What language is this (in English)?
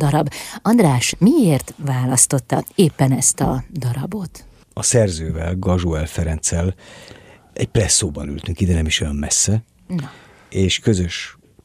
Hungarian